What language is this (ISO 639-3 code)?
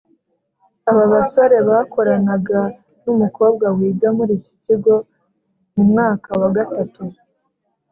kin